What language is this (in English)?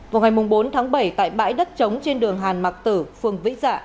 Vietnamese